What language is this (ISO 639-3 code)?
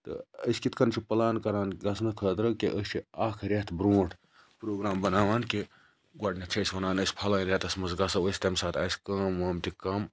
kas